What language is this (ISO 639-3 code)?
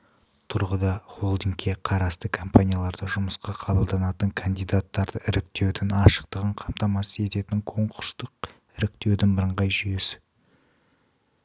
kaz